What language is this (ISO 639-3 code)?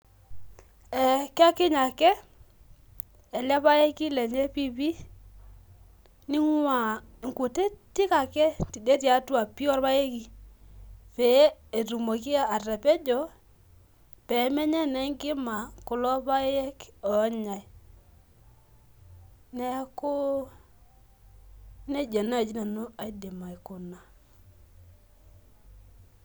mas